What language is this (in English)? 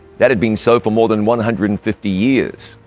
English